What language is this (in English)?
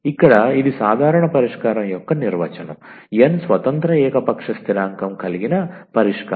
Telugu